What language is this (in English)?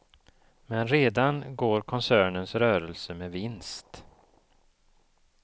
Swedish